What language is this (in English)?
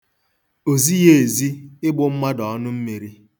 Igbo